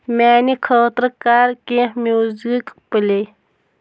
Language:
Kashmiri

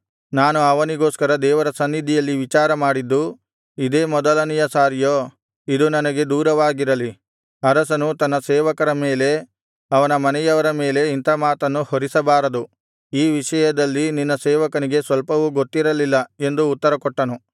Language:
Kannada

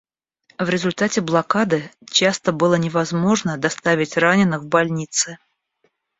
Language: Russian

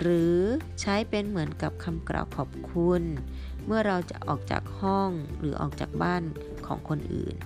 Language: Thai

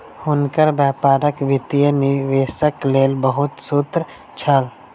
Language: Maithili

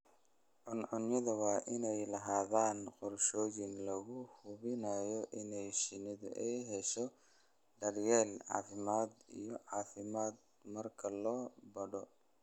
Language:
Somali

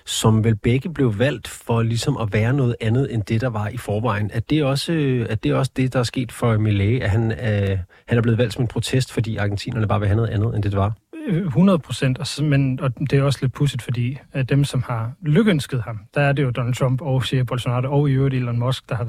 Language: Danish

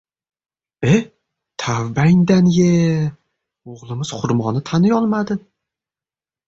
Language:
Uzbek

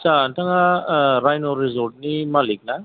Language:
Bodo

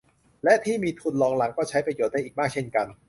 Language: Thai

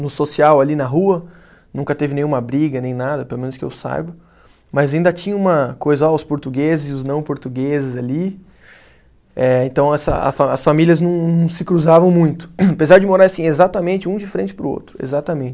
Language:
Portuguese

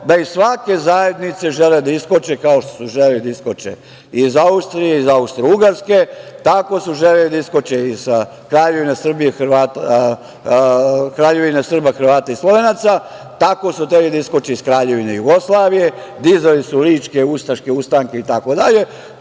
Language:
Serbian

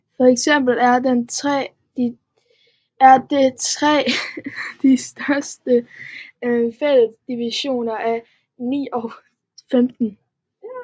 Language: Danish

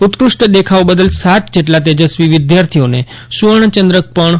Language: Gujarati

